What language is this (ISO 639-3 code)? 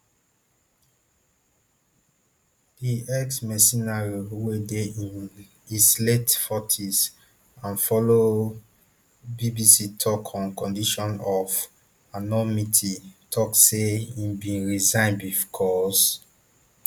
pcm